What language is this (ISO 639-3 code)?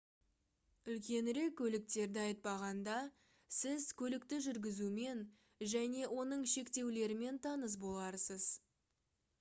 kaz